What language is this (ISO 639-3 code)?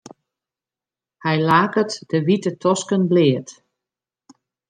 fry